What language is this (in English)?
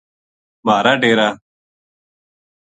Gujari